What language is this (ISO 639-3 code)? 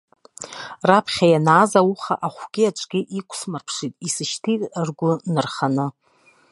abk